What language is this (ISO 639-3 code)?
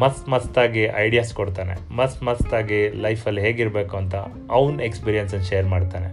kan